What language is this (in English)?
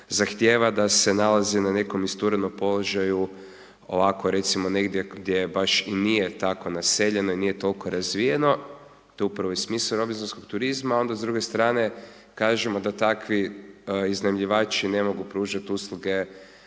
Croatian